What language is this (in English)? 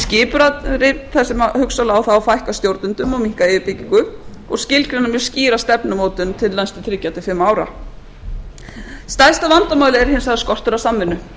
Icelandic